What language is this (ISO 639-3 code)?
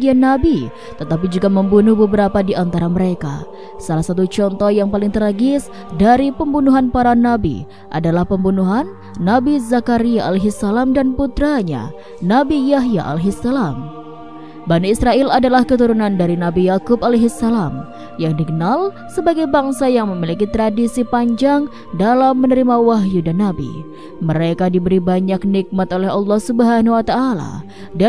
ind